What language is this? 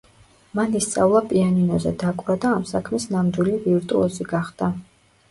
Georgian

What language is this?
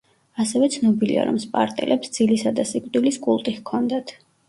Georgian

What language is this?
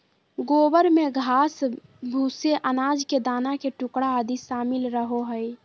Magahi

